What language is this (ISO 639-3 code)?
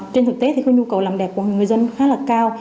vie